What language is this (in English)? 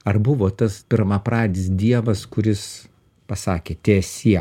Lithuanian